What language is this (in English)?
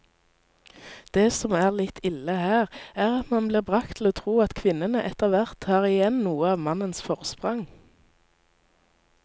Norwegian